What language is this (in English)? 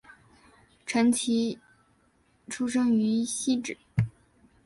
Chinese